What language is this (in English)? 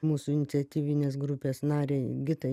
Lithuanian